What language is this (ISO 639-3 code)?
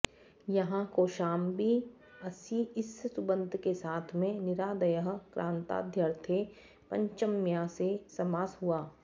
san